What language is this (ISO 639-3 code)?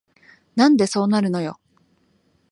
jpn